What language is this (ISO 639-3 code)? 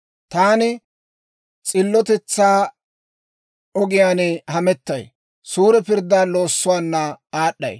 dwr